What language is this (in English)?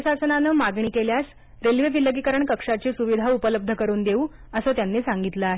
Marathi